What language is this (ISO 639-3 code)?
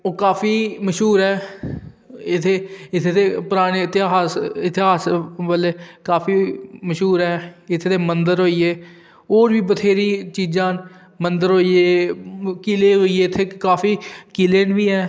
doi